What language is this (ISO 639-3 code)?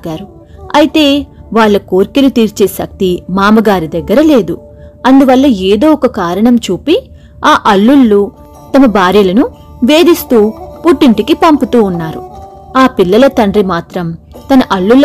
tel